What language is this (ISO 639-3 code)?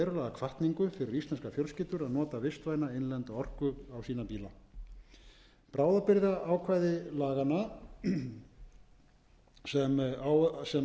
isl